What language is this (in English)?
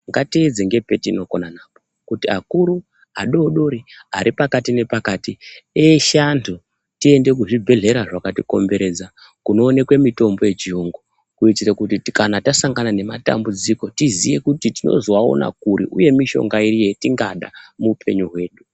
Ndau